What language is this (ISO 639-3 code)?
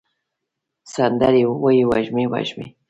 pus